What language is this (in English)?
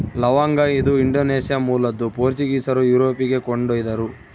Kannada